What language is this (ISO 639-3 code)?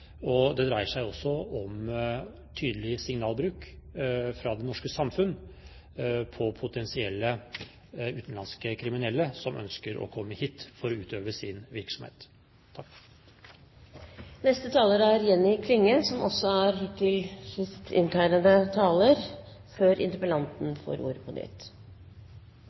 nor